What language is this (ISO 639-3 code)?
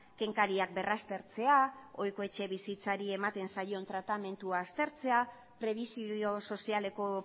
eus